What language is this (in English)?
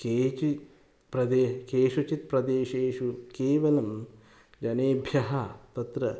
Sanskrit